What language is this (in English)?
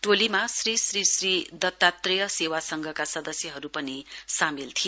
Nepali